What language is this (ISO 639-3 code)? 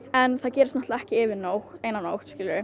isl